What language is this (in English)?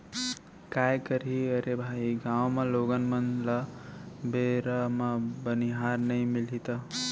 Chhattisgarhi